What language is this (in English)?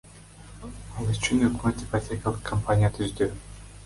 Kyrgyz